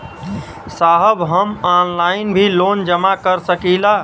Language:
Bhojpuri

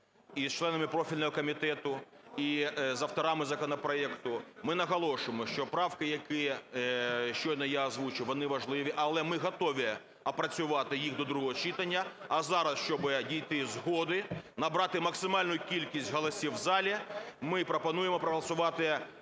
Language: Ukrainian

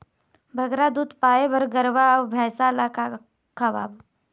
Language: Chhattisgarhi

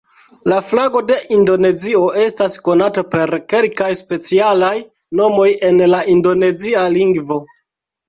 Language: Esperanto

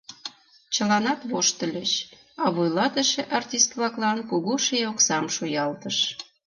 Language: Mari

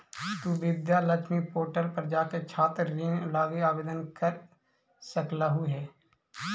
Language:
Magahi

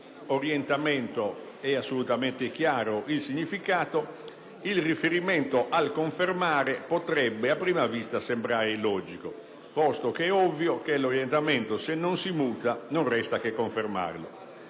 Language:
Italian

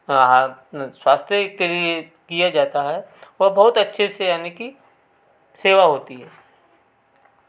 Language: Hindi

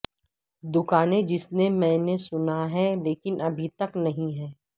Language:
Urdu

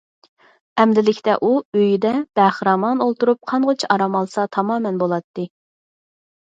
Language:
Uyghur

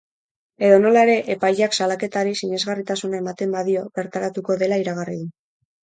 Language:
Basque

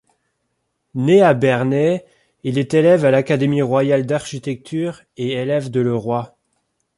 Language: French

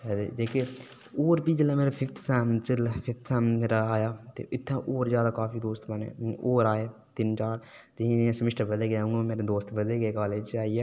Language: Dogri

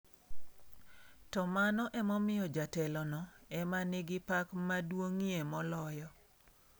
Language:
Luo (Kenya and Tanzania)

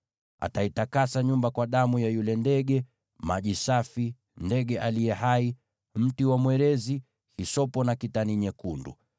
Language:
Swahili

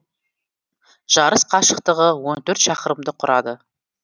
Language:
Kazakh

